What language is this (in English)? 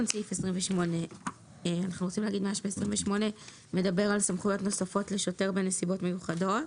Hebrew